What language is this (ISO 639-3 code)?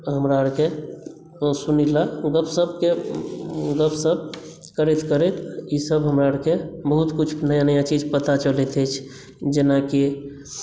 mai